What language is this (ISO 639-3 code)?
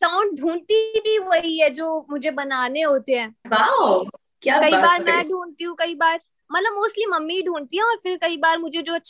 hin